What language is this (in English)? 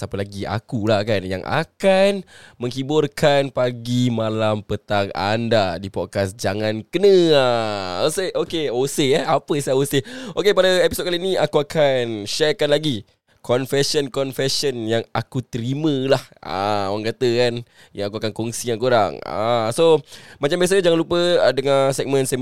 Malay